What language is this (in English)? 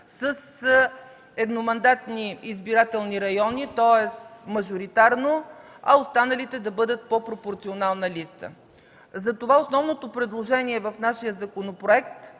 Bulgarian